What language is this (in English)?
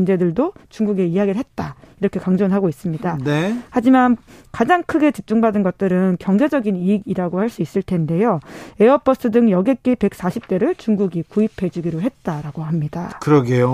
Korean